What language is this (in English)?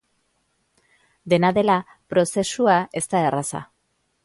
Basque